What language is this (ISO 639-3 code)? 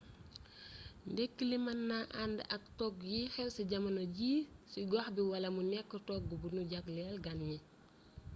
wol